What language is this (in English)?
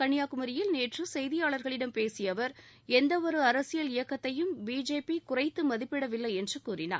Tamil